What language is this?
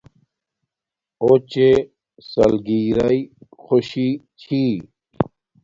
Domaaki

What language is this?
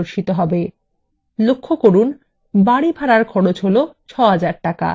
Bangla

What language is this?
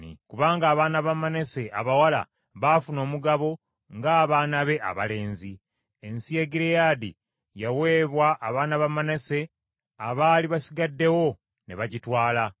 Ganda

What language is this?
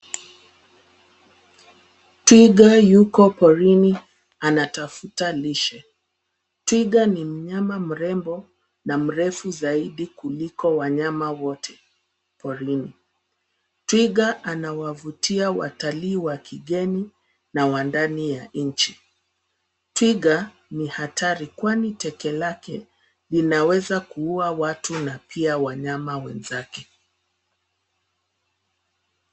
Swahili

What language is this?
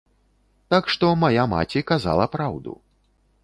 Belarusian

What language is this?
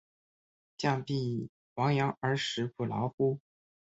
Chinese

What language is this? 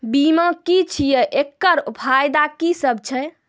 Maithili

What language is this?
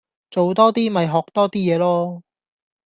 Cantonese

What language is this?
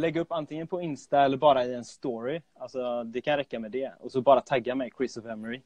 Swedish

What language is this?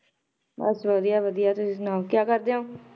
Punjabi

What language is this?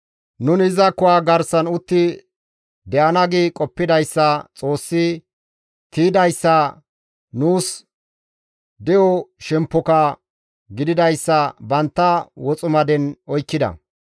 Gamo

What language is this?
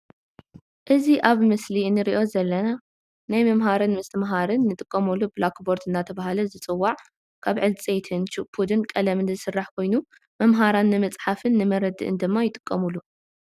Tigrinya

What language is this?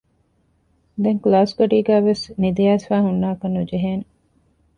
Divehi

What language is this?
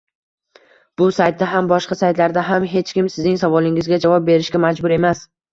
Uzbek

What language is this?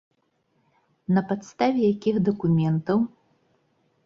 Belarusian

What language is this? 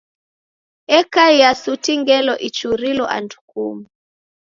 Taita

